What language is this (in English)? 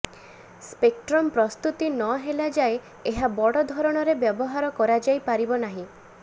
Odia